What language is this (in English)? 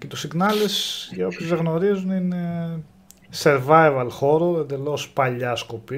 Greek